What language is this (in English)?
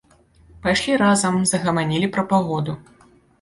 Belarusian